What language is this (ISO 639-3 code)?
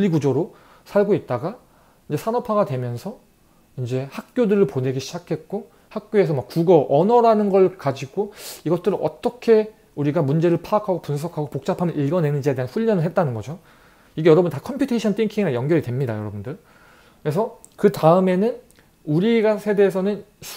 kor